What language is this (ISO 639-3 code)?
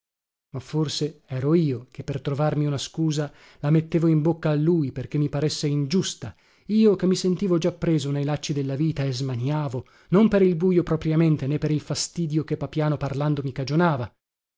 ita